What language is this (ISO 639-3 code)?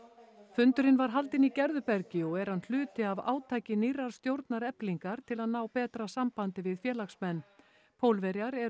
isl